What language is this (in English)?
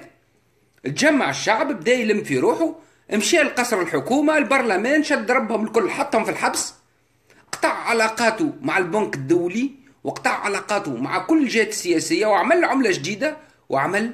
Arabic